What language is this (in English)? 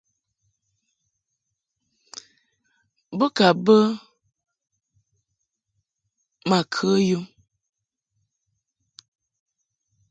Mungaka